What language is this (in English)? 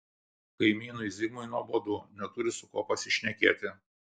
Lithuanian